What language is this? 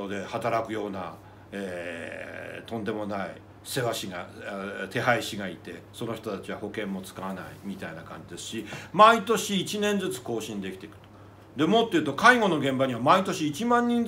Japanese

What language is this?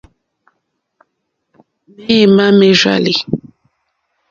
Mokpwe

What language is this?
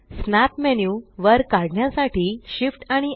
Marathi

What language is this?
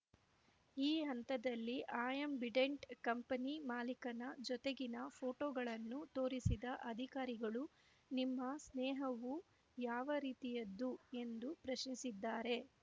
Kannada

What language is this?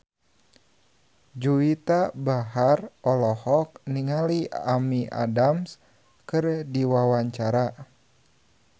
Sundanese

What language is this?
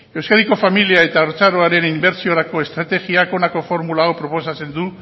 Basque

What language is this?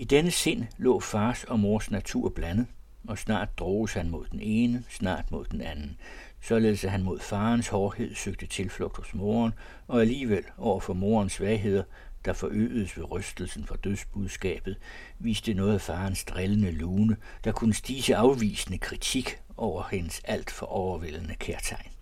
Danish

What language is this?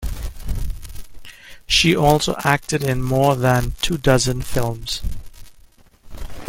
English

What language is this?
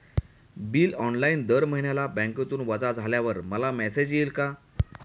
Marathi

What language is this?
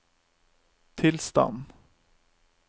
Norwegian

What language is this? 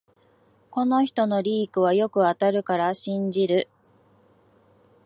Japanese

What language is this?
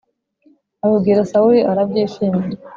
Kinyarwanda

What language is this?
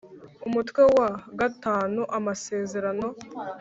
Kinyarwanda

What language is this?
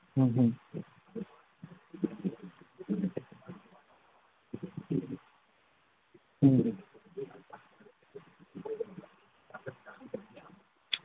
Manipuri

